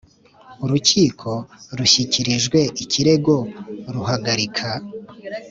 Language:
Kinyarwanda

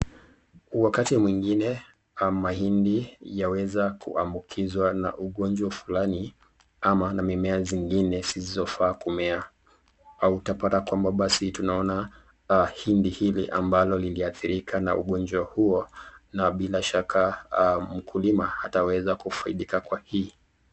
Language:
Swahili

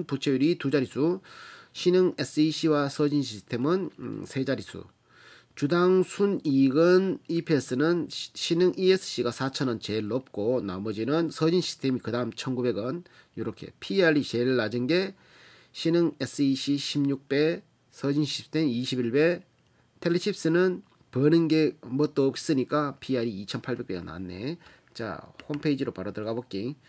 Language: Korean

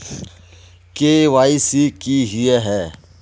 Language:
Magahi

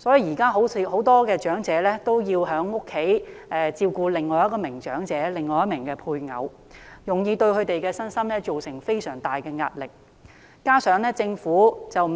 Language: Cantonese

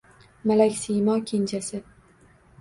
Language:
Uzbek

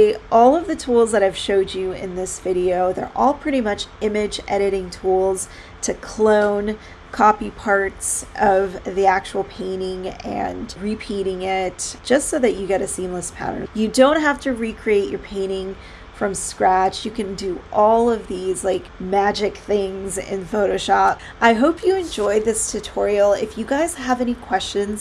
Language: English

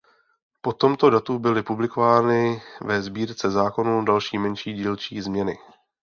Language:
Czech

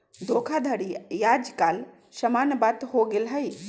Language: Magahi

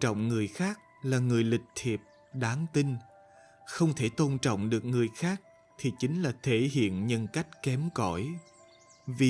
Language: Vietnamese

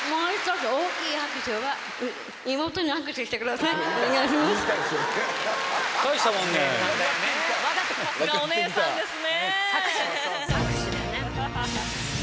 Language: Japanese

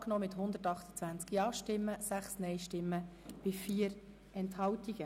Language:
Swiss German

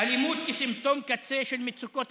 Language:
Hebrew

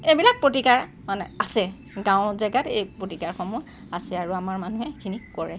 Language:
Assamese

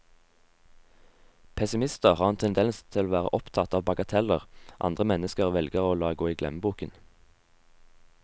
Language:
Norwegian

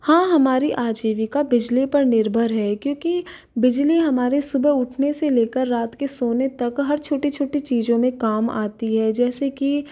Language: Hindi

